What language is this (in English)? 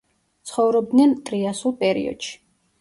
Georgian